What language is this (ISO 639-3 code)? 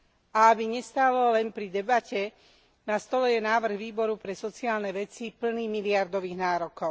slk